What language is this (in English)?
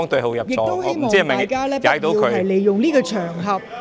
Cantonese